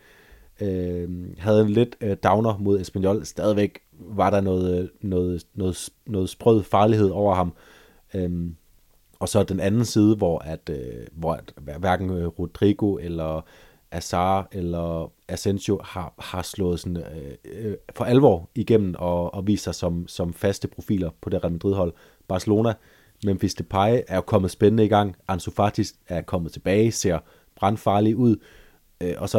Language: Danish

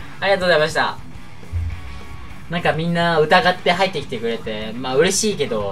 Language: Japanese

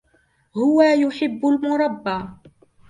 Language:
Arabic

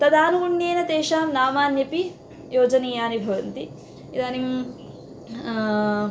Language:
Sanskrit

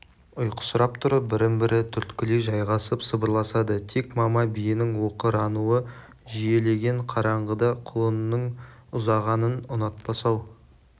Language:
Kazakh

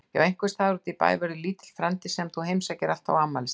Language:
Icelandic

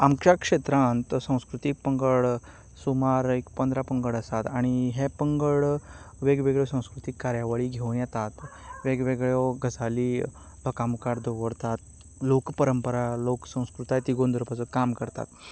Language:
Konkani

